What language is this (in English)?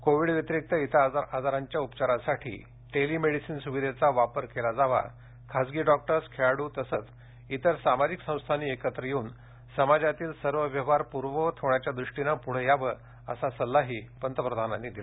Marathi